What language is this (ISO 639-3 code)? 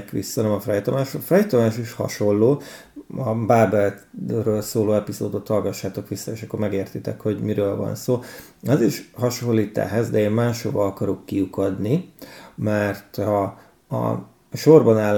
hun